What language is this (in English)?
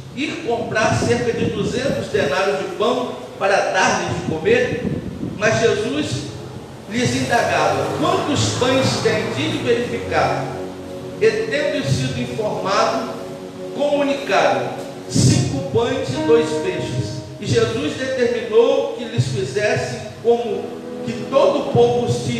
Portuguese